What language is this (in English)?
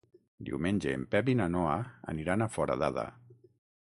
Catalan